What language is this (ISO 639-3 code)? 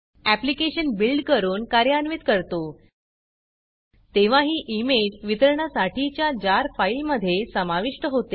mar